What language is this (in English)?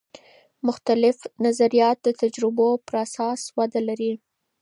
Pashto